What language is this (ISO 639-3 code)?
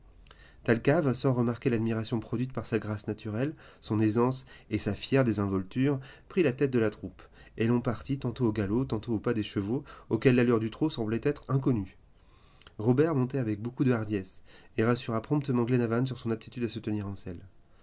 fra